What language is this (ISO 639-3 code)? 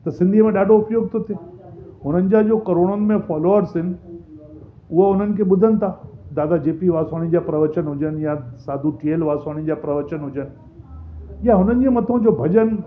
snd